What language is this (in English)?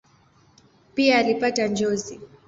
Swahili